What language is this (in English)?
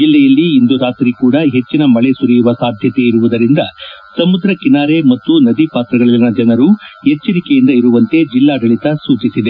Kannada